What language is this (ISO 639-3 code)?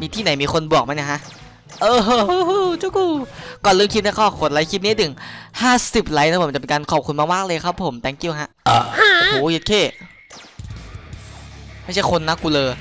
tha